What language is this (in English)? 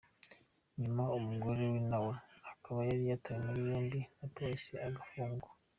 Kinyarwanda